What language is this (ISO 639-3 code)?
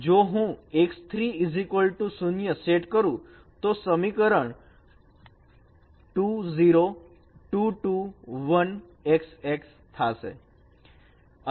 guj